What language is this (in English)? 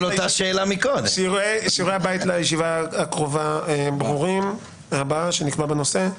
Hebrew